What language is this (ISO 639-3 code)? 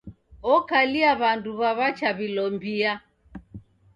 dav